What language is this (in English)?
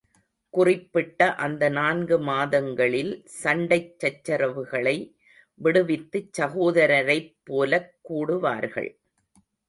Tamil